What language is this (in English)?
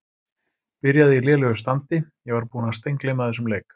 Icelandic